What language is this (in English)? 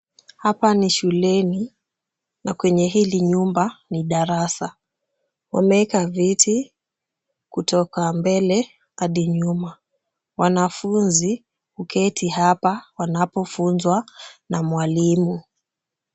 Swahili